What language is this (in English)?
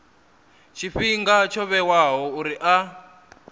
Venda